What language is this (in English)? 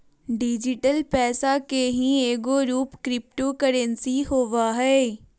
Magahi